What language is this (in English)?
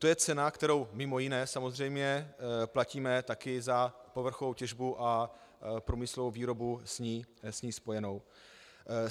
Czech